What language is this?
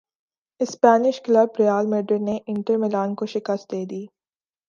Urdu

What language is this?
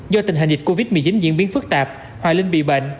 Vietnamese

